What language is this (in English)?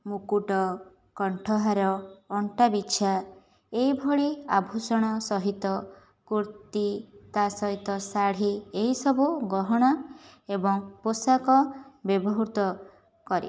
Odia